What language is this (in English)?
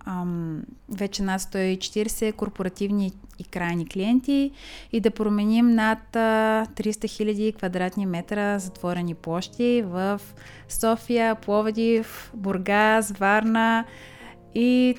Bulgarian